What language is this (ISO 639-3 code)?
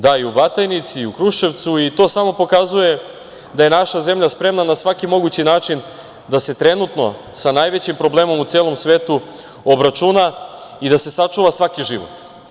srp